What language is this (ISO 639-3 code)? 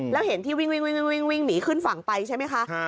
tha